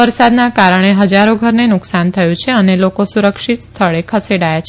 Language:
Gujarati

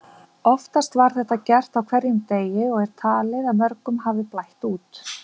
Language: Icelandic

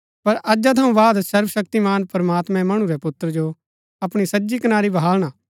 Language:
Gaddi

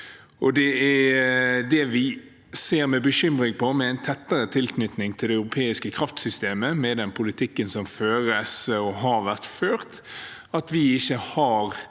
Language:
Norwegian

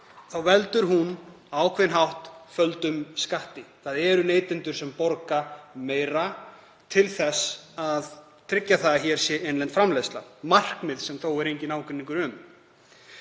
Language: Icelandic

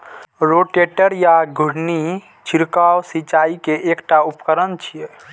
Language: Maithili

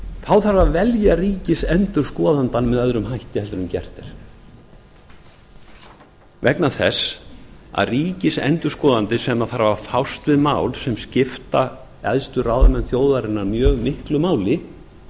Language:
Icelandic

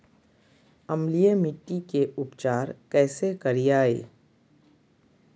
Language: Magahi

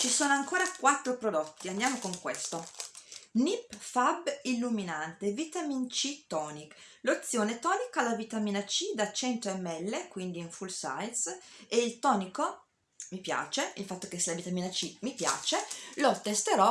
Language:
Italian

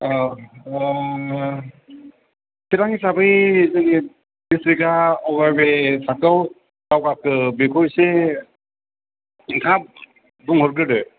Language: Bodo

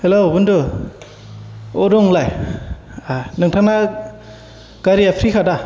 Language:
Bodo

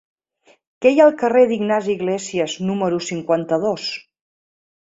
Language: Catalan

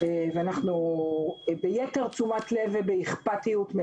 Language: Hebrew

